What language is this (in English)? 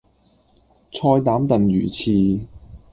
Cantonese